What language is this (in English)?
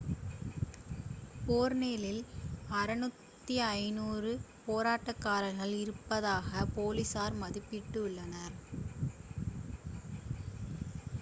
Tamil